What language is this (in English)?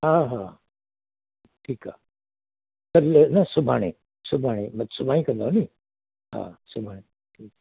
Sindhi